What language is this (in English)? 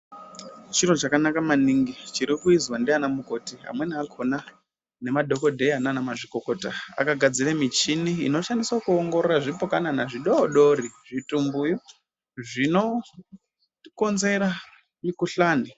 Ndau